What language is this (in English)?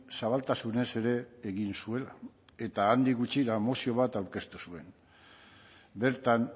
Basque